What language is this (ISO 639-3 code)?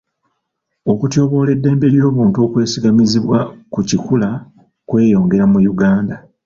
lug